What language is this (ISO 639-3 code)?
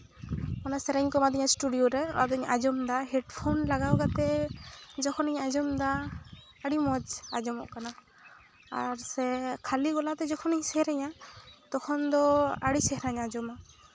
sat